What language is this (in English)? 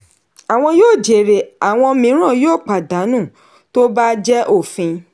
Yoruba